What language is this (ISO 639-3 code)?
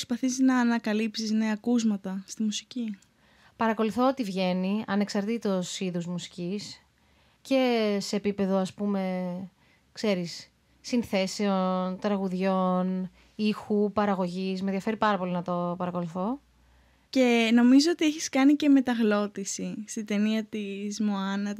ell